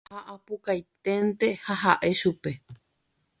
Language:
Guarani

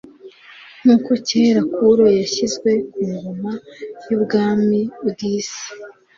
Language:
Kinyarwanda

